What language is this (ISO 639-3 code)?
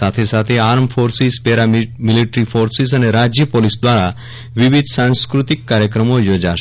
guj